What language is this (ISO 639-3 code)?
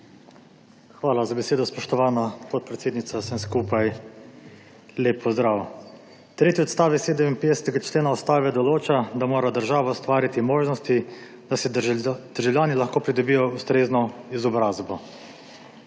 slv